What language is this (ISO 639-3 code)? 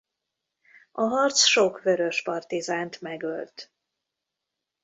hun